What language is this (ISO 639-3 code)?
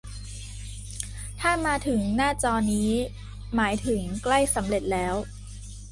tha